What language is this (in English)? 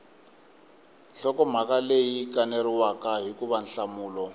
Tsonga